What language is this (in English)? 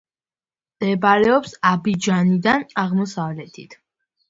Georgian